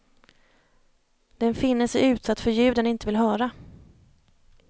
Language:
Swedish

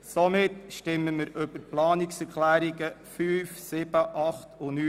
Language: Swiss German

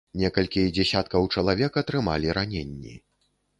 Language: Belarusian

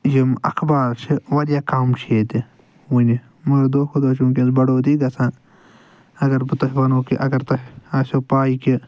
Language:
Kashmiri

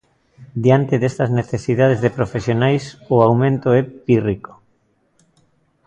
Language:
Galician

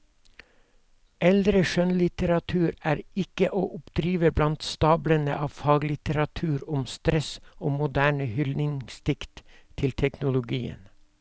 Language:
Norwegian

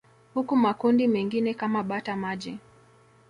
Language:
Swahili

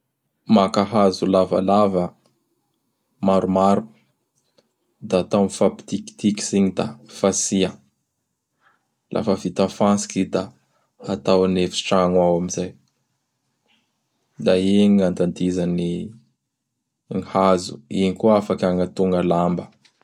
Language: Bara Malagasy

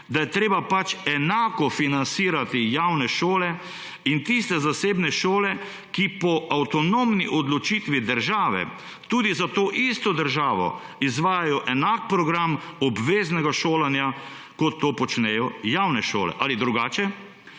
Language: Slovenian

